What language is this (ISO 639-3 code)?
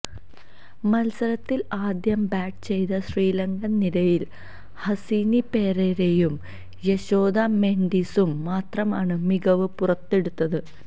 mal